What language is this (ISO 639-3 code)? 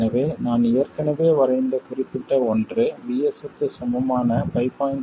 tam